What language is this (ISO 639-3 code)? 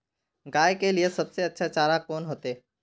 mag